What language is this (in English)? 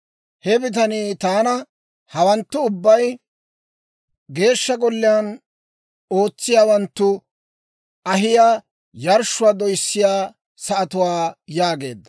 Dawro